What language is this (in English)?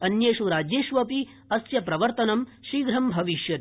Sanskrit